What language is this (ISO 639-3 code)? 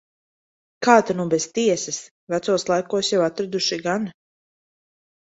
lav